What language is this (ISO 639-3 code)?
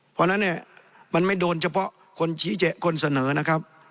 tha